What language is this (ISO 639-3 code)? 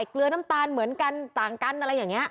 tha